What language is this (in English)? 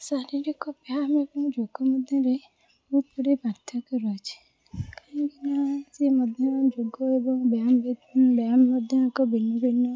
Odia